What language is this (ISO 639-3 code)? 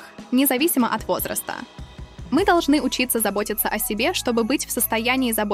rus